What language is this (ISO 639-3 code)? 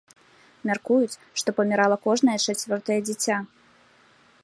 bel